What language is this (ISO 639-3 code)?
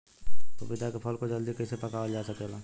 bho